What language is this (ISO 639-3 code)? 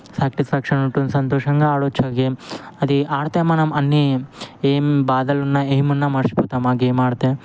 tel